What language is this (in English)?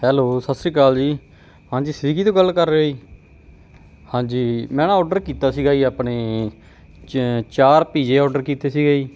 Punjabi